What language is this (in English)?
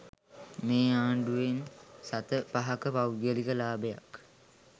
Sinhala